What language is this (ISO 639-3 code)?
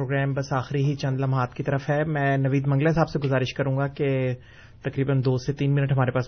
urd